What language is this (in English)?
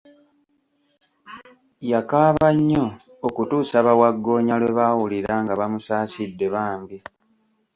Ganda